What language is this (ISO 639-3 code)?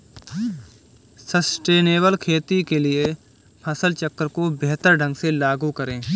hin